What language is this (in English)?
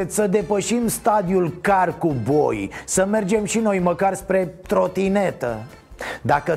Romanian